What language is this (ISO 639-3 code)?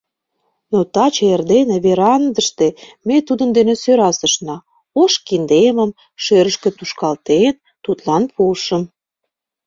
chm